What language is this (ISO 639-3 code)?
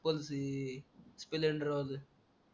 mar